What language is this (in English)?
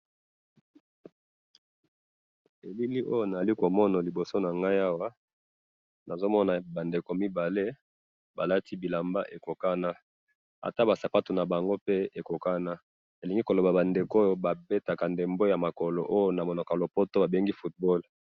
Lingala